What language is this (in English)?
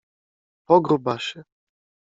Polish